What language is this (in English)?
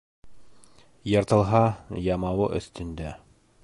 Bashkir